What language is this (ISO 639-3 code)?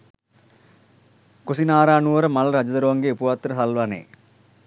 sin